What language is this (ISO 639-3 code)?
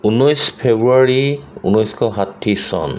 asm